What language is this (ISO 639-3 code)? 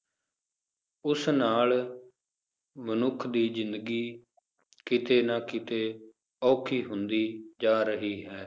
pan